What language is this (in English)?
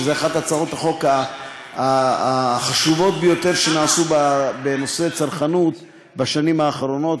Hebrew